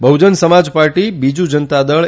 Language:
Gujarati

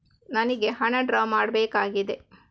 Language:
Kannada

